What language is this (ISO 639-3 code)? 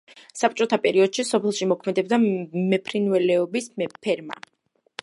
kat